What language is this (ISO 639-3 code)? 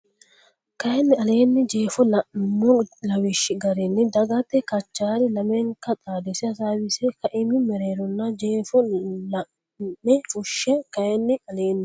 sid